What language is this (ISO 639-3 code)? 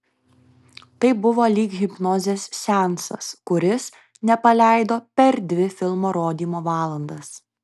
lit